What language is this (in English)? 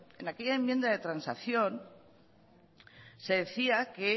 Spanish